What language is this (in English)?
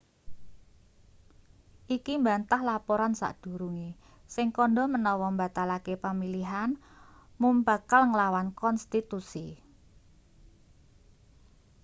Javanese